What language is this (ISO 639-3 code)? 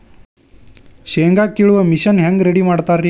kan